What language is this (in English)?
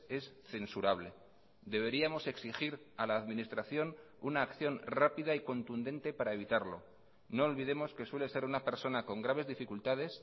Spanish